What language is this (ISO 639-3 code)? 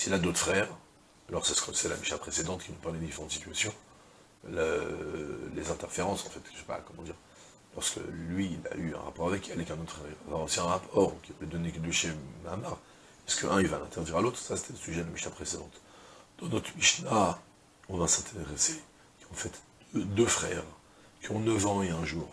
fra